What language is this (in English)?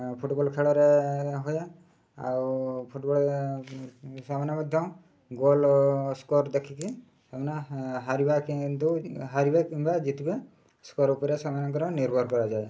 Odia